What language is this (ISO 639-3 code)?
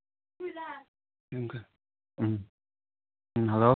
mni